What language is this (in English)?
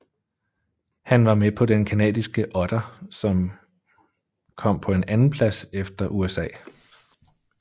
Danish